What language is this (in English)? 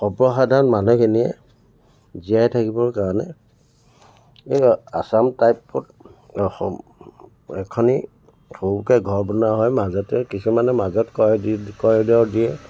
Assamese